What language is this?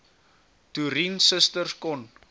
Afrikaans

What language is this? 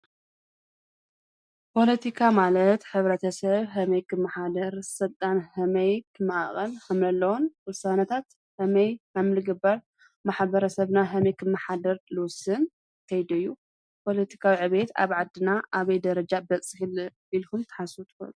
Tigrinya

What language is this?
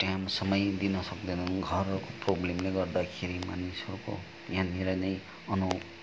Nepali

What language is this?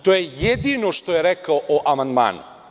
Serbian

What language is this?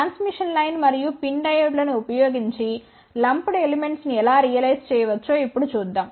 Telugu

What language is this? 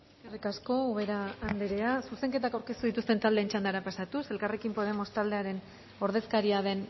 Basque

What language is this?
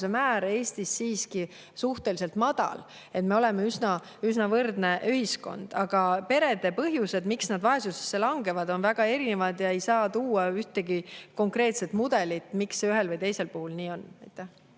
Estonian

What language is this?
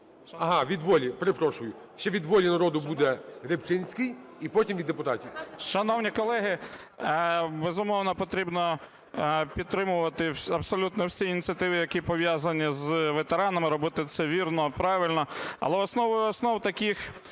Ukrainian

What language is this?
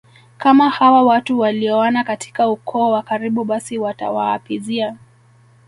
Swahili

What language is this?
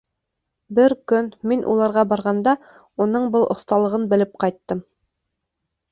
Bashkir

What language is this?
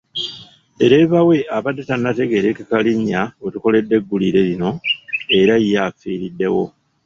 Ganda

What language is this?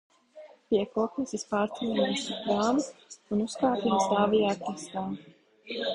Latvian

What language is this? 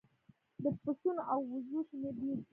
Pashto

